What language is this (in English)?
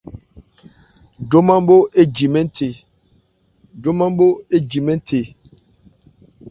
Ebrié